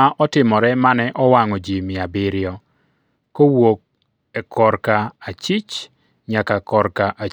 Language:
Luo (Kenya and Tanzania)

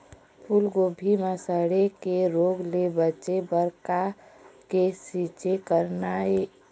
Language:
Chhattisgarhi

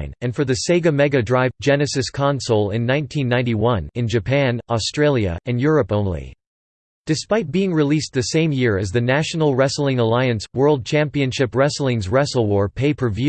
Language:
English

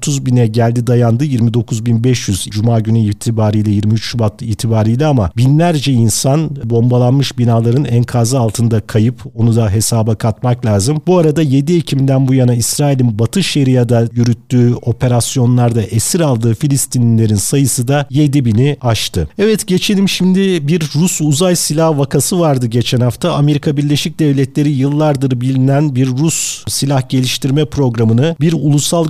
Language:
Turkish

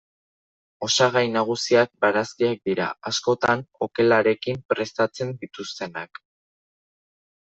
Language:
Basque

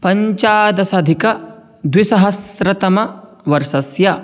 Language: Sanskrit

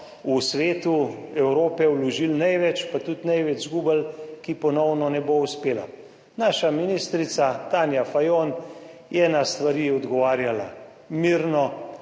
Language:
Slovenian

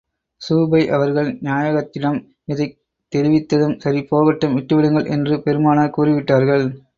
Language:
Tamil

